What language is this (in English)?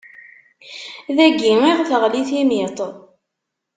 Kabyle